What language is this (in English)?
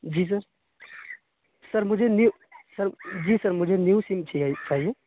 Urdu